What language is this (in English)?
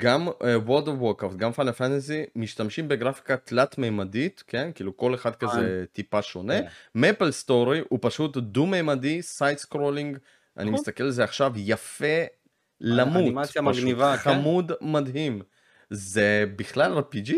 Hebrew